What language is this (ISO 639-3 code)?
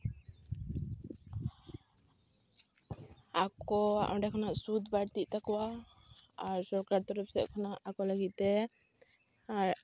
sat